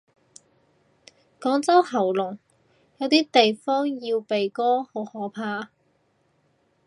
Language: Cantonese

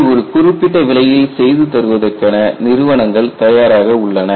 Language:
Tamil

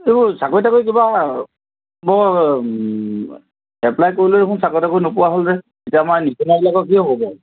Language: Assamese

